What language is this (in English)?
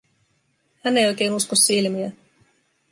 Finnish